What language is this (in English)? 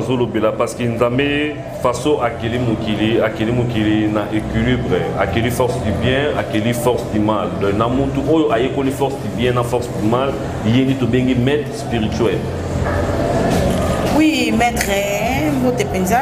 French